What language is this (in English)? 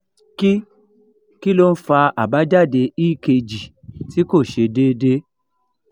Yoruba